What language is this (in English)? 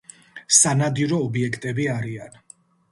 Georgian